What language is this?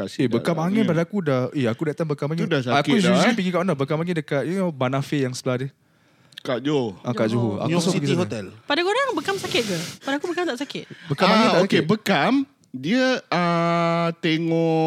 Malay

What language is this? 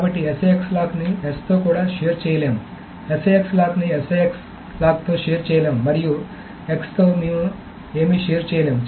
Telugu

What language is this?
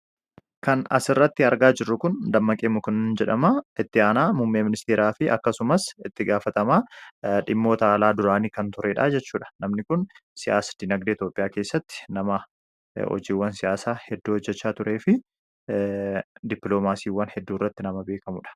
Oromo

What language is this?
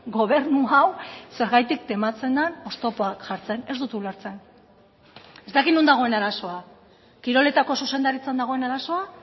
Basque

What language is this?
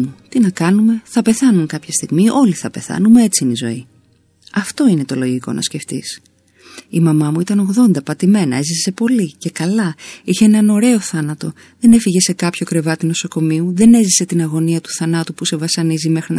Greek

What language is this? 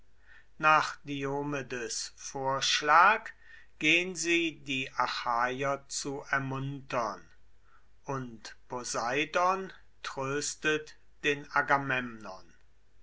German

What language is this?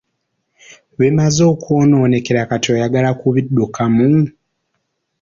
Ganda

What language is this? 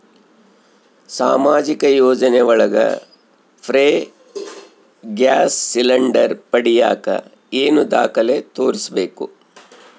Kannada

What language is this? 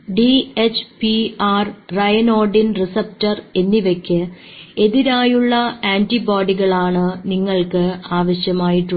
Malayalam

